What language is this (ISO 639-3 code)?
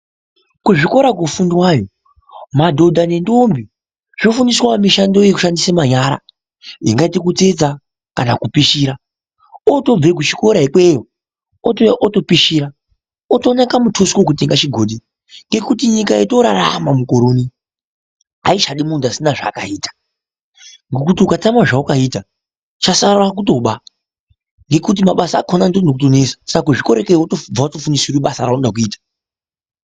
ndc